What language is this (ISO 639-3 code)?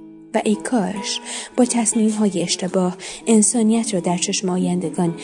fas